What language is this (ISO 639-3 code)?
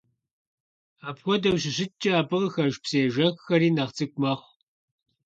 kbd